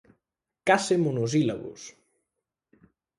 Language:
Galician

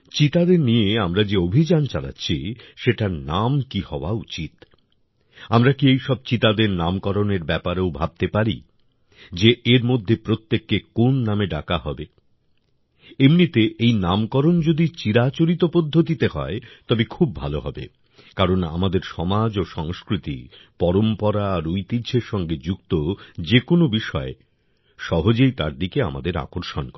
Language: Bangla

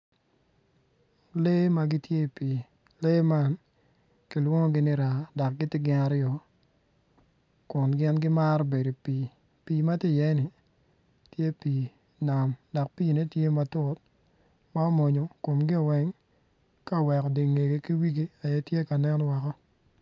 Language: Acoli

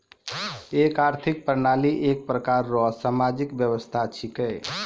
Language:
Maithili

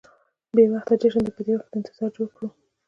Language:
Pashto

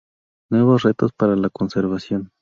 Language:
Spanish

